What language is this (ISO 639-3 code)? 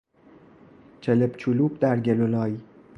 fas